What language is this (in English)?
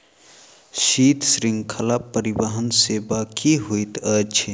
Maithili